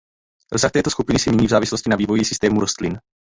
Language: Czech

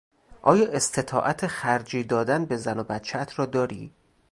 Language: Persian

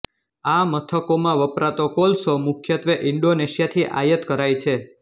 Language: Gujarati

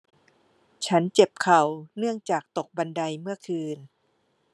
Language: Thai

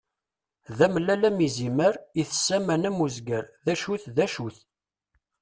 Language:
Kabyle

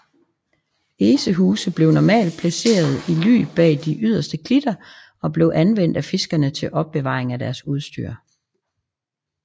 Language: Danish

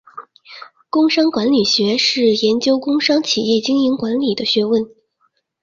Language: Chinese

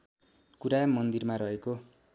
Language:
Nepali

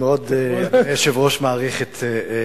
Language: Hebrew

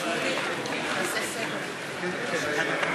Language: Hebrew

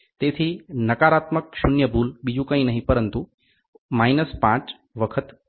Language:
Gujarati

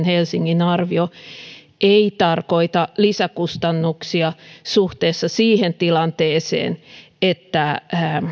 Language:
Finnish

